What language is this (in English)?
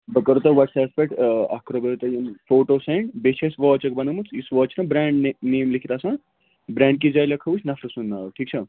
Kashmiri